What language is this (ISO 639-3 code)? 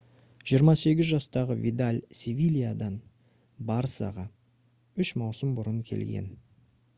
kaz